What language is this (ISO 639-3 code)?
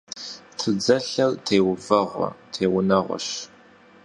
kbd